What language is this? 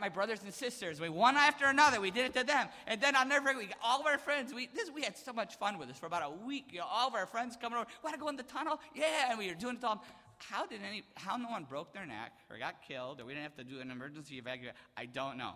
English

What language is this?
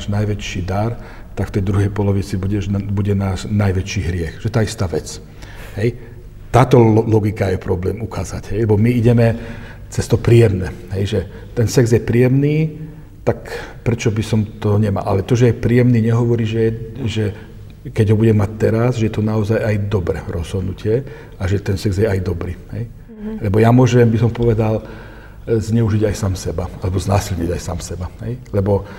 Slovak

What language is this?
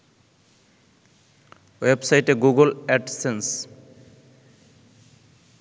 Bangla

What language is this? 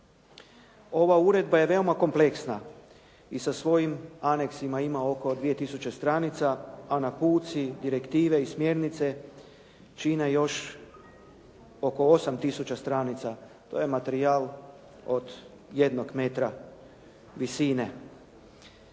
Croatian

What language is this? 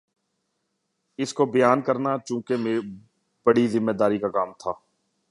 Urdu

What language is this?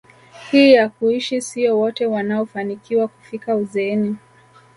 Swahili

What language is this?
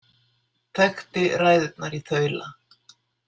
Icelandic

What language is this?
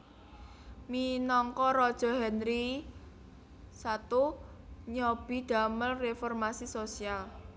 Javanese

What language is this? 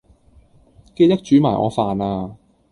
Cantonese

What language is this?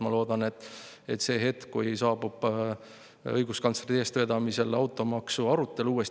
Estonian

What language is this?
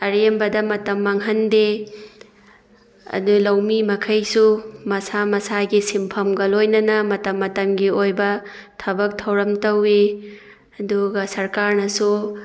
Manipuri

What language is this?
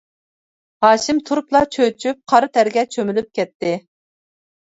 Uyghur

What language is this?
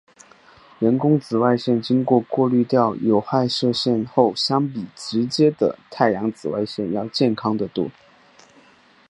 Chinese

